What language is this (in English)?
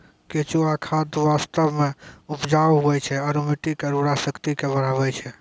Maithili